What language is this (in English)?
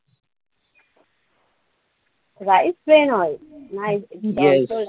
Marathi